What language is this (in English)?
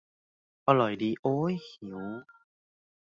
Thai